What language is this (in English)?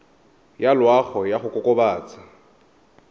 Tswana